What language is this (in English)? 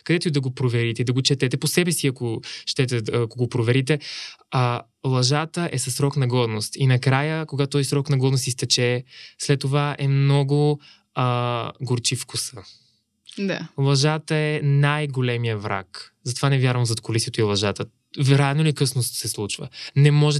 Bulgarian